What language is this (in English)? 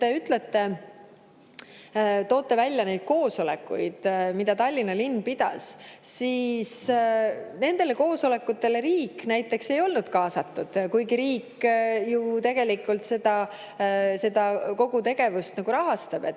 Estonian